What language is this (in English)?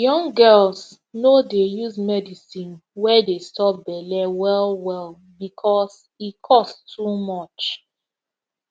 Nigerian Pidgin